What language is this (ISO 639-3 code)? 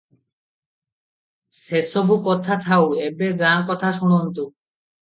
ori